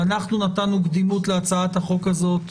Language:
Hebrew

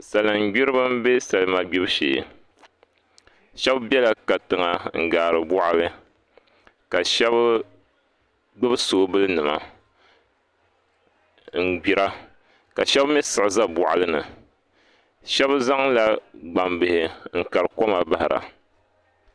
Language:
Dagbani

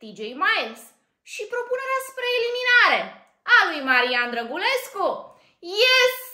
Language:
Romanian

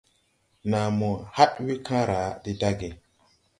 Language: Tupuri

